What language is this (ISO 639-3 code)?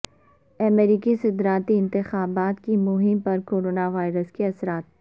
urd